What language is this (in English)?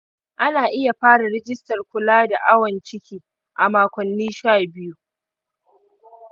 Hausa